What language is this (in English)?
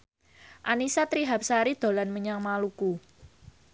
Javanese